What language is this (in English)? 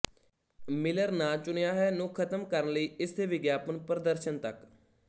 Punjabi